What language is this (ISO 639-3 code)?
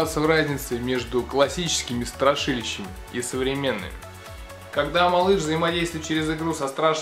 rus